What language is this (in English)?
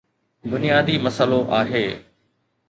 Sindhi